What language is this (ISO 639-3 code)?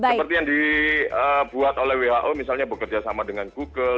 ind